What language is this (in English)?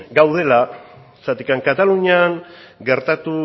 Basque